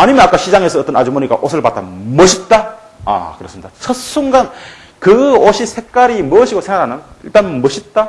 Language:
Korean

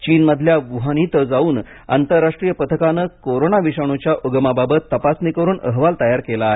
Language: Marathi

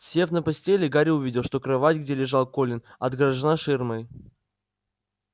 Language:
Russian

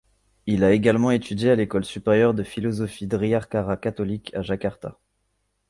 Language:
French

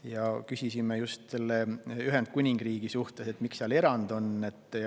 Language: Estonian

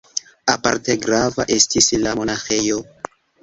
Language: Esperanto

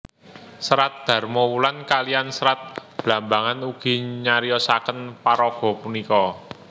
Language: Javanese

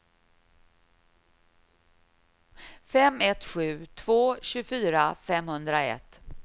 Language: Swedish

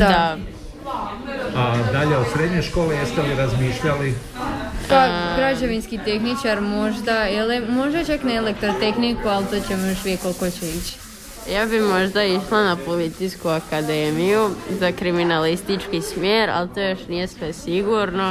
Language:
Croatian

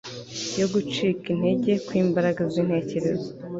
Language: Kinyarwanda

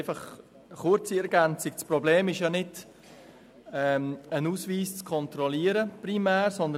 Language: Swiss German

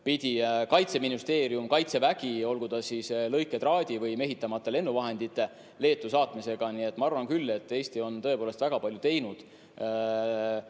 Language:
Estonian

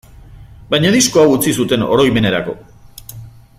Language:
Basque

